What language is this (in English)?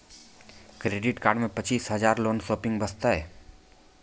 Maithili